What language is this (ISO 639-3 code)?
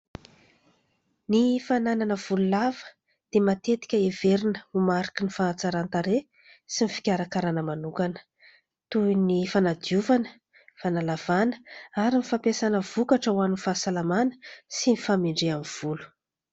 mlg